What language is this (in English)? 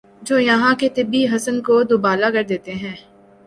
Urdu